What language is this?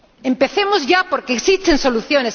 Spanish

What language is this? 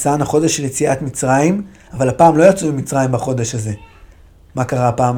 Hebrew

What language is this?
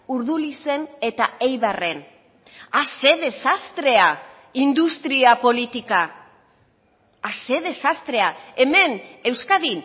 Basque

